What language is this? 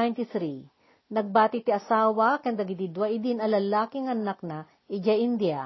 Filipino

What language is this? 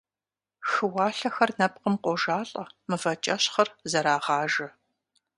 Kabardian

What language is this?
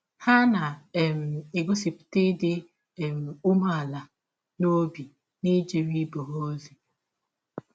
Igbo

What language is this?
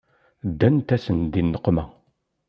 Kabyle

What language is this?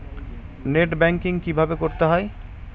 Bangla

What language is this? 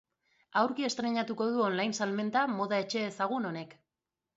Basque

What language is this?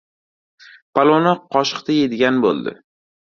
Uzbek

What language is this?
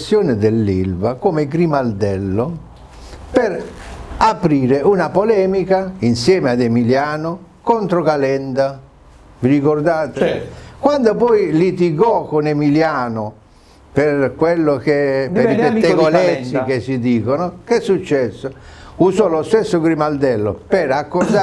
Italian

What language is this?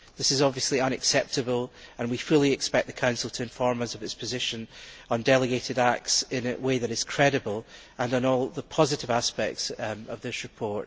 English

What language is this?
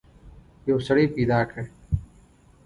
Pashto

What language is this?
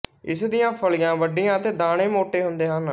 Punjabi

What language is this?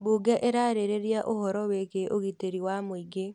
Kikuyu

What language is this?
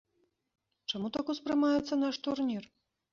Belarusian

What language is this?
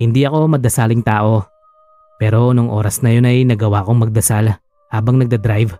Filipino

